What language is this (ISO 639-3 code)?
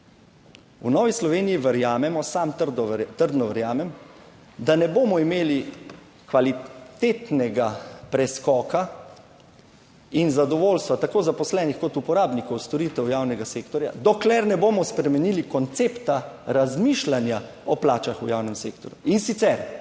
slv